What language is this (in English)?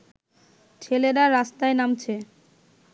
Bangla